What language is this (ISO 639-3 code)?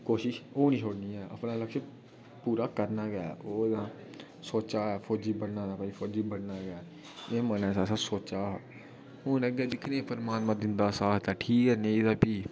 doi